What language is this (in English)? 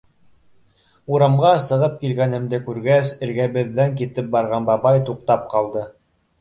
Bashkir